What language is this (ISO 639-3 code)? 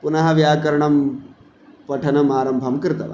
san